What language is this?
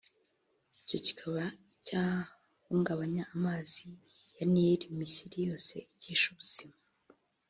Kinyarwanda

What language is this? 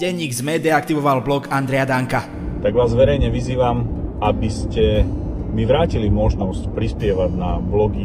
Slovak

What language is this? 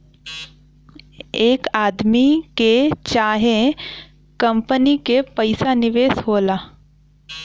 Bhojpuri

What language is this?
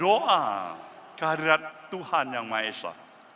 Indonesian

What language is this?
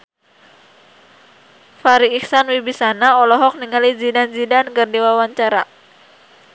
Sundanese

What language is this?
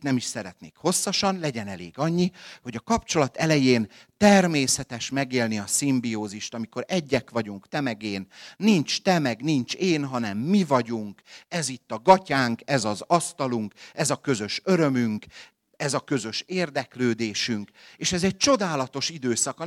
Hungarian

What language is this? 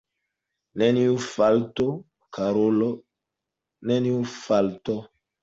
Esperanto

